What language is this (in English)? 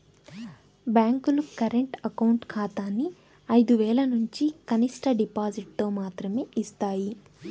Telugu